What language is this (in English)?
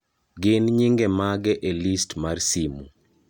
Luo (Kenya and Tanzania)